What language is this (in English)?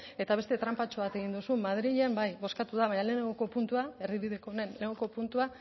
Basque